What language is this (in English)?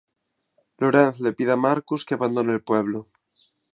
Spanish